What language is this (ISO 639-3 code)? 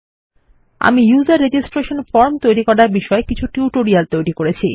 ben